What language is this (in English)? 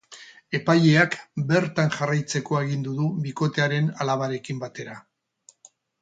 Basque